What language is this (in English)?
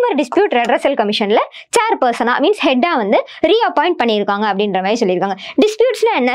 Tamil